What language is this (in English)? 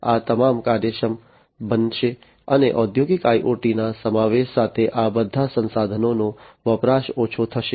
Gujarati